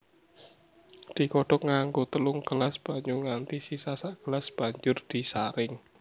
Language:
Javanese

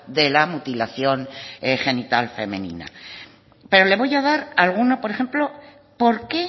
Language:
Spanish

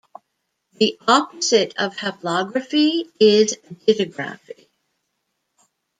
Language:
English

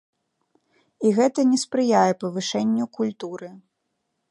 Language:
Belarusian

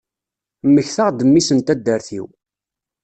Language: Kabyle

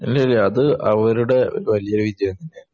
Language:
Malayalam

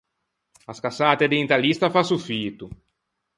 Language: Ligurian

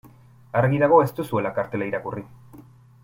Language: Basque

